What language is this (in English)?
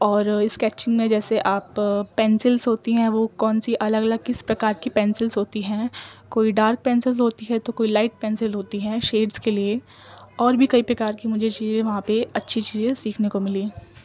Urdu